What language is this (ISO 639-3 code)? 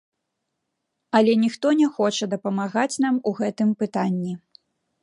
bel